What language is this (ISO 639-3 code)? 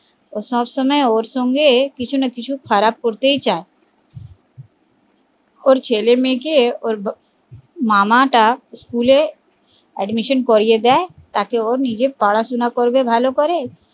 ben